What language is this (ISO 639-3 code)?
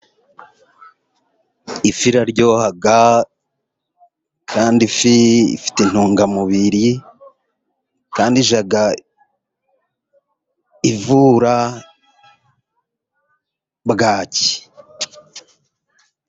kin